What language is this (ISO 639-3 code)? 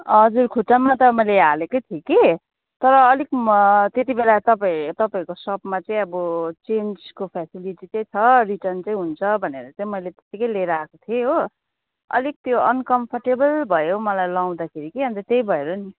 nep